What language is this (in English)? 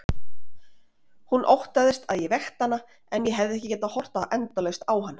Icelandic